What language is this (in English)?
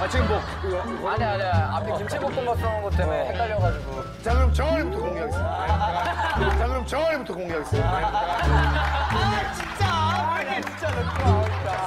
Korean